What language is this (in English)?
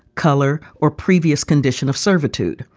English